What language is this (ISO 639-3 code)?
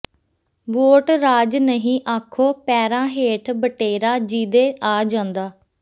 pan